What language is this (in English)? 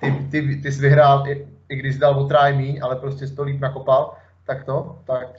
Czech